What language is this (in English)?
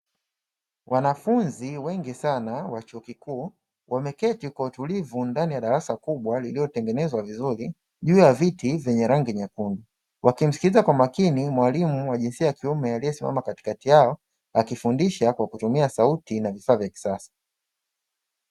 Swahili